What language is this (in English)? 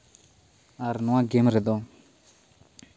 Santali